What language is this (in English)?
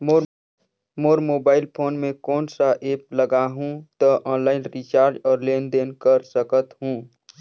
Chhattisgarhi